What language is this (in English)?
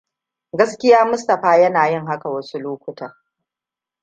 Hausa